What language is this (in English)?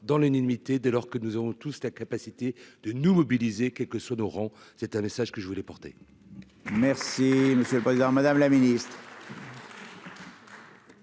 French